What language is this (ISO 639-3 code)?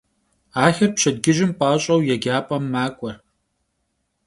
kbd